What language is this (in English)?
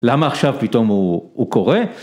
Hebrew